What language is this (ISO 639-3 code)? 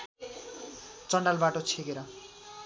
nep